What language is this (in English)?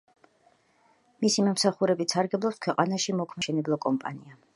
Georgian